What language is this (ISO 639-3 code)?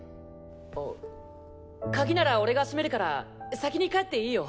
jpn